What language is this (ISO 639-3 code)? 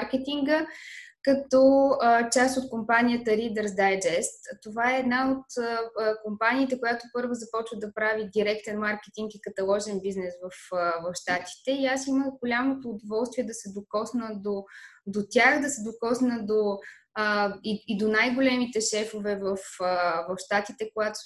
bul